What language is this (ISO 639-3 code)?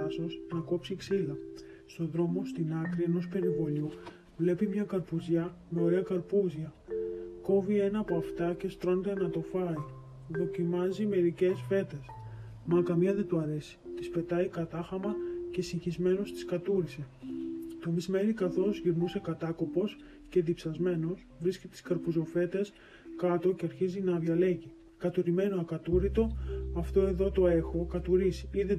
ell